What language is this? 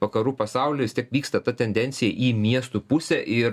Lithuanian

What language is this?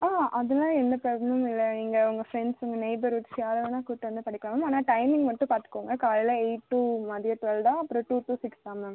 Tamil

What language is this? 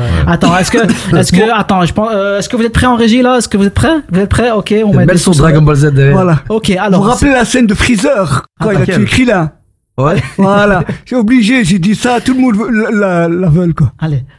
French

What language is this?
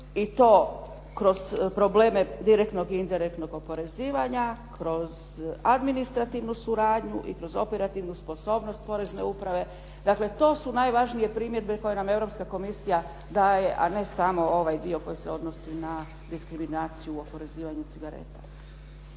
Croatian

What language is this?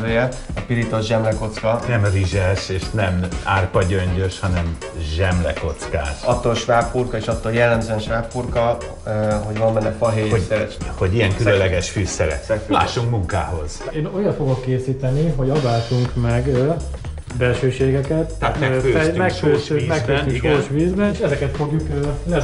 Hungarian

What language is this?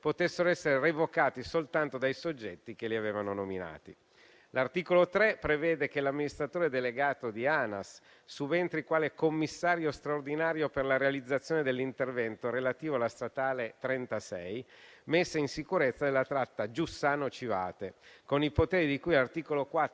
Italian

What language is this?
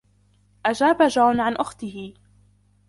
Arabic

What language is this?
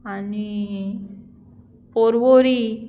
Konkani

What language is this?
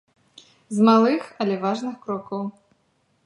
Belarusian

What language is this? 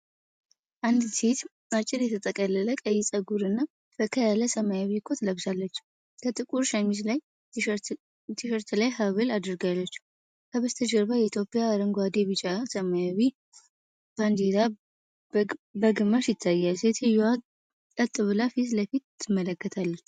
Amharic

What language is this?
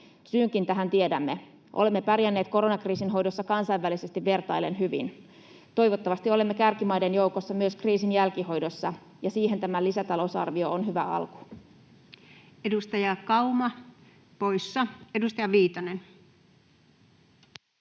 Finnish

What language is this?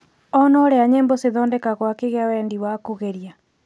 Kikuyu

